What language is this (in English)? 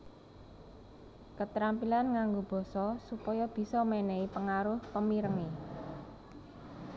Javanese